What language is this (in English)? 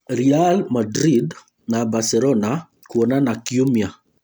Kikuyu